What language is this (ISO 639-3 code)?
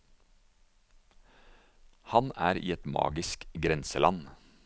nor